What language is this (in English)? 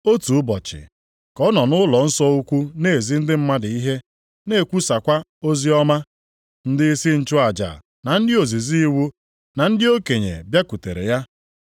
Igbo